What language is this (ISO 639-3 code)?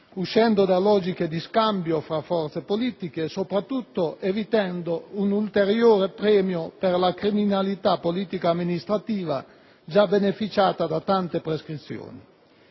ita